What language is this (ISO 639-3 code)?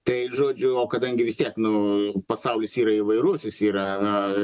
lit